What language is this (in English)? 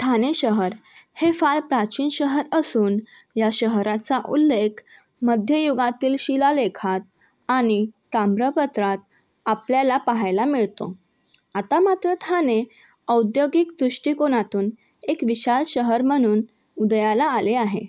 Marathi